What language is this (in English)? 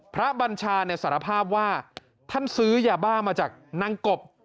Thai